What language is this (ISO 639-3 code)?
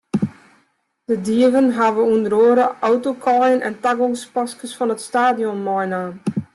fry